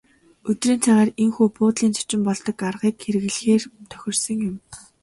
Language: Mongolian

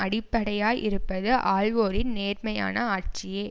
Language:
Tamil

